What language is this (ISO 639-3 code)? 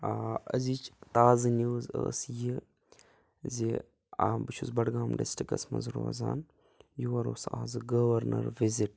kas